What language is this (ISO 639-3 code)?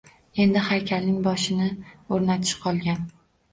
uzb